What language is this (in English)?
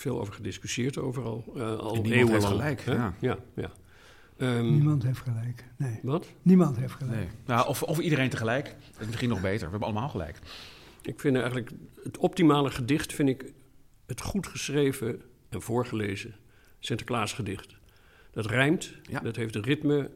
Dutch